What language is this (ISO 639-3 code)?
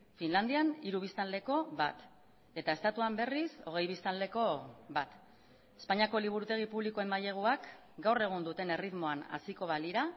eus